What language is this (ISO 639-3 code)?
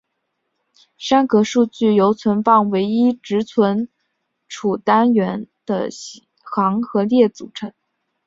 zho